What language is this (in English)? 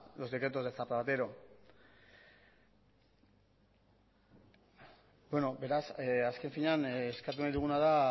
Basque